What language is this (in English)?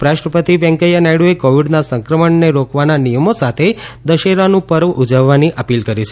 Gujarati